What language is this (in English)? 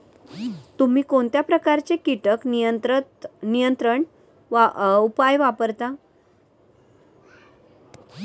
Marathi